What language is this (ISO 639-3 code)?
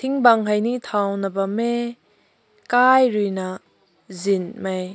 nbu